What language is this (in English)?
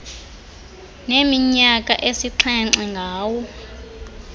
Xhosa